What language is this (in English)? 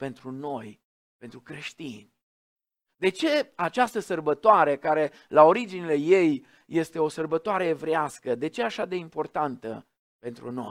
Romanian